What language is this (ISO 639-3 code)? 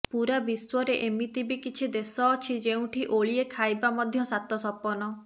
ori